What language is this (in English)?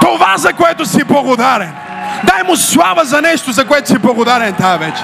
Bulgarian